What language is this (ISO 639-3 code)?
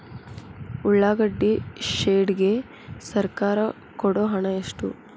kan